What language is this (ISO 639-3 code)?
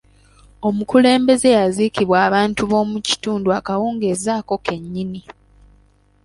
lug